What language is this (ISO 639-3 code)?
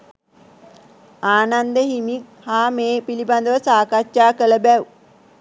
sin